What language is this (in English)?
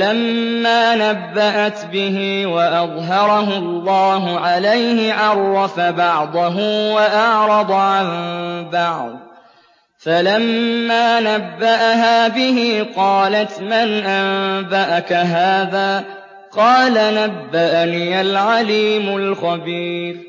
Arabic